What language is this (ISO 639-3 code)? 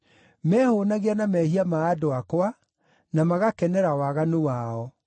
kik